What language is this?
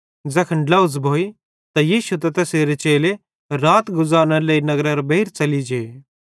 Bhadrawahi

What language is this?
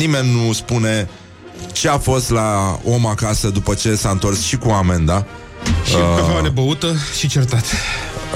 Romanian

